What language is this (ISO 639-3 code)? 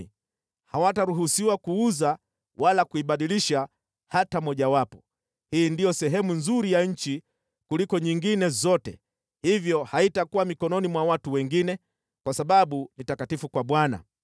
swa